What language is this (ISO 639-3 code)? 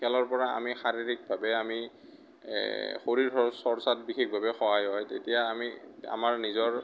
asm